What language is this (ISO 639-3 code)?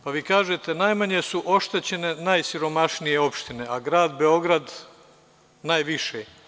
srp